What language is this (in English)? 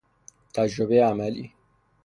Persian